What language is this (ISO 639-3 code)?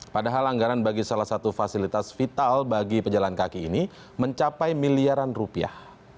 ind